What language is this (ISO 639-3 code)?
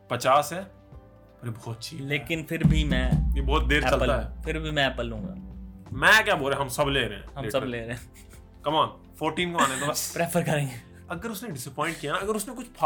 hin